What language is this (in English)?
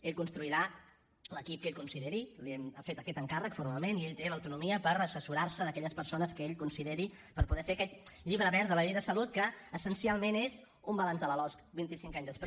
Catalan